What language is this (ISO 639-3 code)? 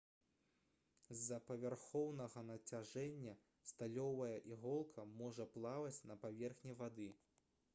bel